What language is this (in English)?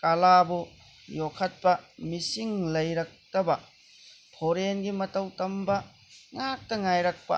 Manipuri